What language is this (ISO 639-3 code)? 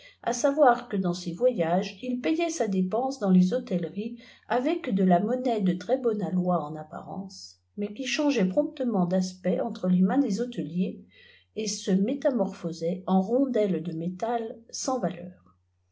fra